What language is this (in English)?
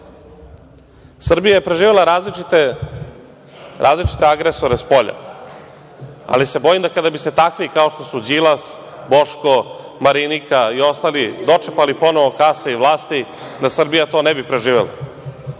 Serbian